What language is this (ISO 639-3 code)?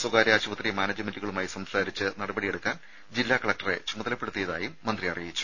mal